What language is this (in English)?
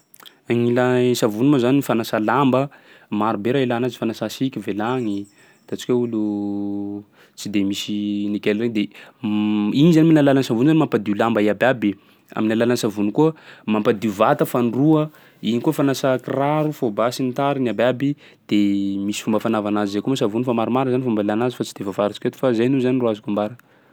Sakalava Malagasy